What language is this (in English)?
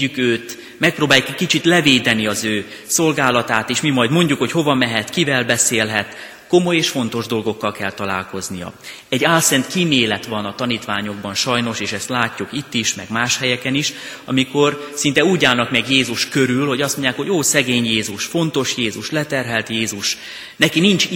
Hungarian